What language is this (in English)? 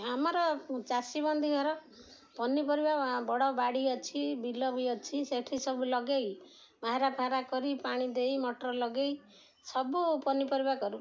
Odia